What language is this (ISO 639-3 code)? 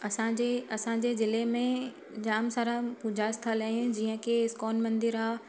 snd